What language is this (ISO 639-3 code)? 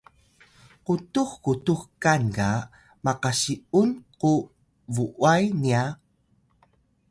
tay